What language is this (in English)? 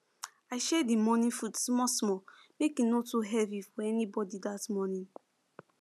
Nigerian Pidgin